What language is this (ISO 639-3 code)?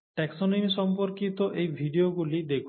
ben